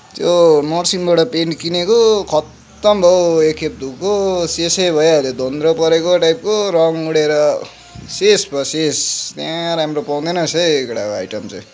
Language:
Nepali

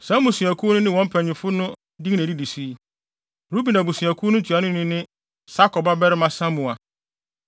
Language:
Akan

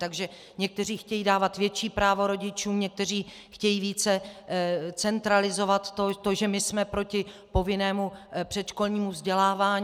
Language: Czech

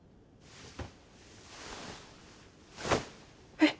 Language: Japanese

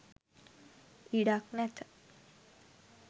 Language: Sinhala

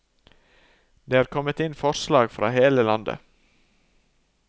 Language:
Norwegian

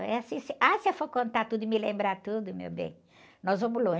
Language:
Portuguese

